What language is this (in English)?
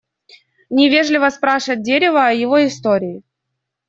Russian